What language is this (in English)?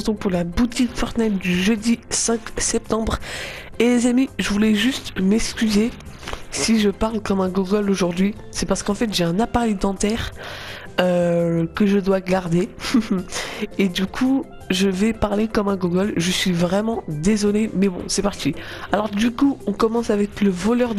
French